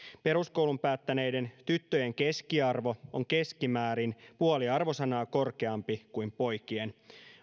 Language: Finnish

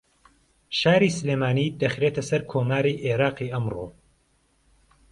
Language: Central Kurdish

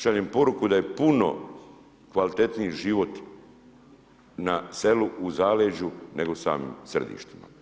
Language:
Croatian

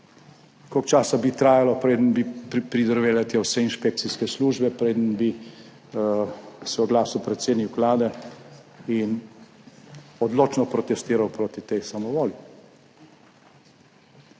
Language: Slovenian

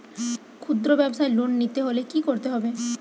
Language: Bangla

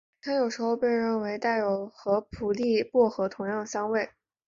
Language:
Chinese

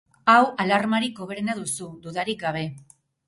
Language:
Basque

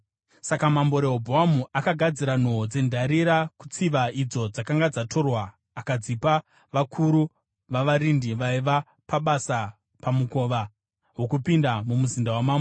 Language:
Shona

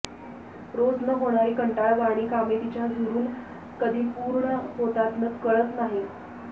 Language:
Marathi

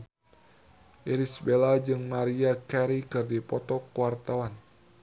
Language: Sundanese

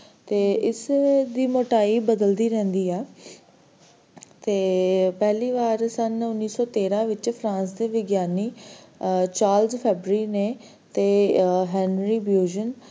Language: Punjabi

